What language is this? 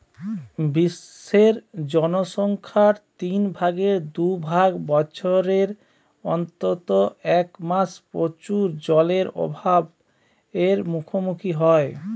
Bangla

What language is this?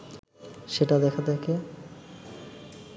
Bangla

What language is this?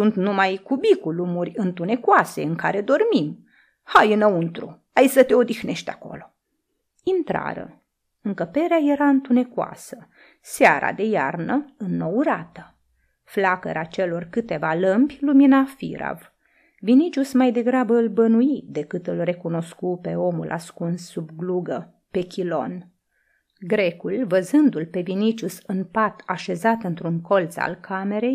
Romanian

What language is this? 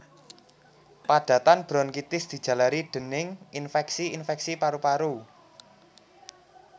Javanese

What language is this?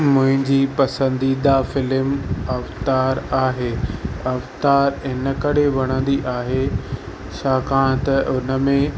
Sindhi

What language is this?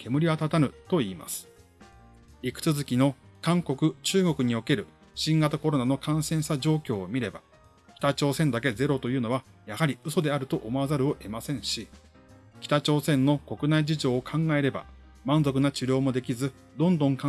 Japanese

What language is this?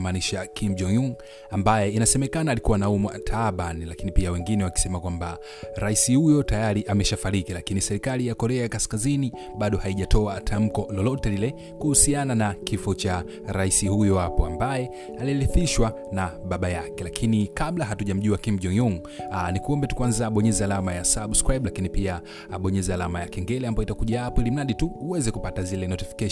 Swahili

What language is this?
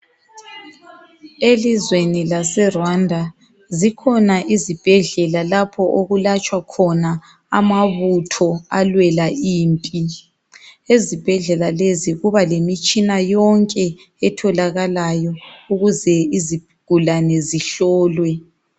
North Ndebele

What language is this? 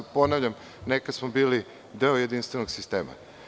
Serbian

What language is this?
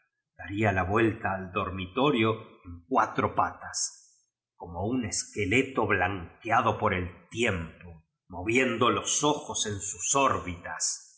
Spanish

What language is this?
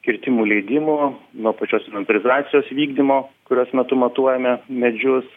Lithuanian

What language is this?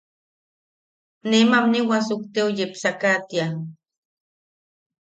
Yaqui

